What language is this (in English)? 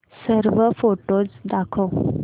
Marathi